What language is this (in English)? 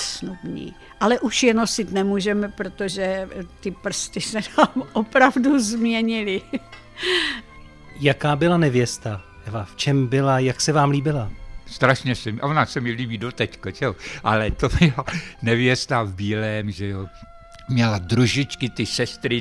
Czech